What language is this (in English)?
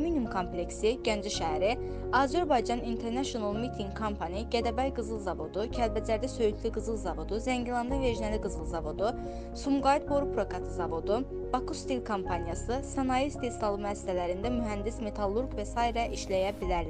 Turkish